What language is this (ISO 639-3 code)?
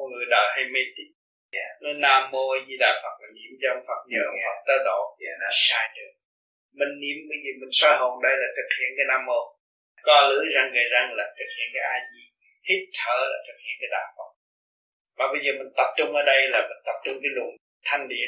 vie